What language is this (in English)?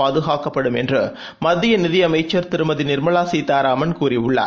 Tamil